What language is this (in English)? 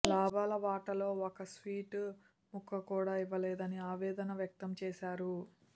Telugu